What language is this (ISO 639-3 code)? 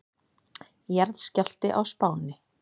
isl